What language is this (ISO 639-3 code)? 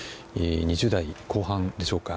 jpn